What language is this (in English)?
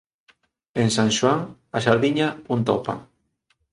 Galician